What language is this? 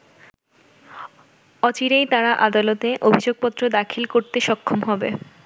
Bangla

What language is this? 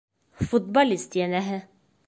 Bashkir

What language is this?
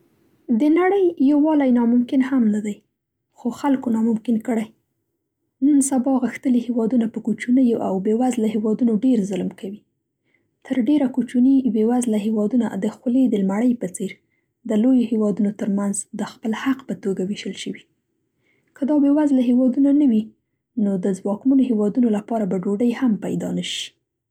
Central Pashto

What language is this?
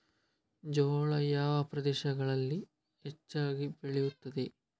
Kannada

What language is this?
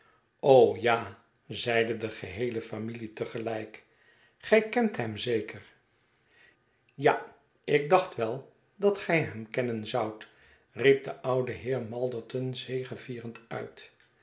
Dutch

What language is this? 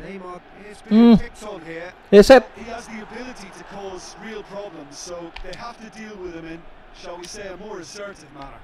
Indonesian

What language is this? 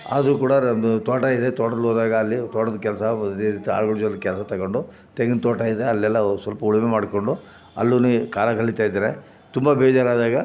Kannada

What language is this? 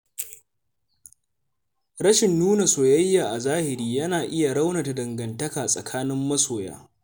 Hausa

